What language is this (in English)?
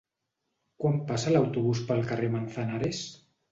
Catalan